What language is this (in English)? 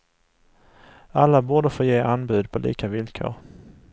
Swedish